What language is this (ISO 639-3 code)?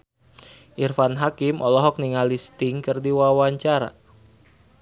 sun